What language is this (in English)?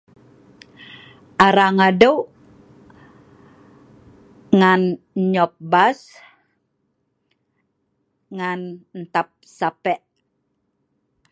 Sa'ban